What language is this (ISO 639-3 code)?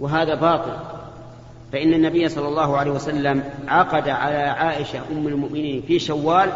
ara